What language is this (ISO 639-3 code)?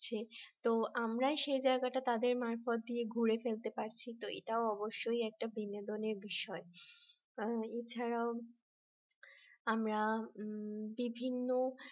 ben